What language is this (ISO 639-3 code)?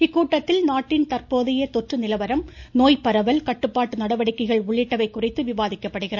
tam